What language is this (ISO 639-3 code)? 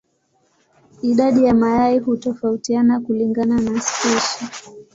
swa